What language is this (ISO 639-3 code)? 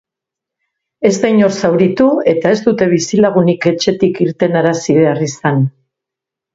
eus